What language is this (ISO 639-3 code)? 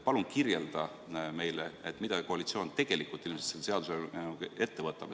est